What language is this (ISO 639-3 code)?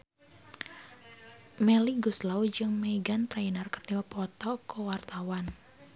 sun